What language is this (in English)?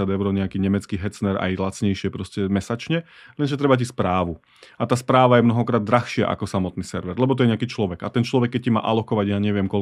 Slovak